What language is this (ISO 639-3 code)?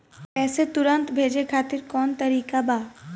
bho